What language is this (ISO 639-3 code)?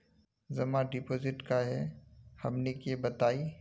mag